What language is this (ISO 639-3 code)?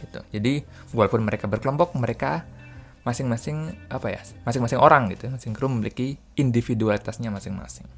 ind